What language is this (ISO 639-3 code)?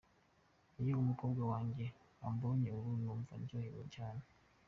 kin